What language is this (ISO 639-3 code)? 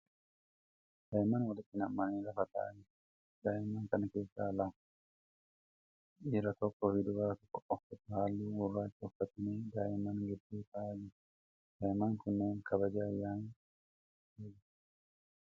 orm